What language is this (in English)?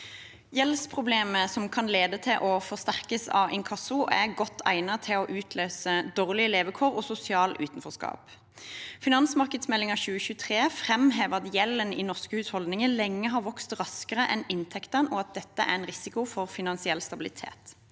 Norwegian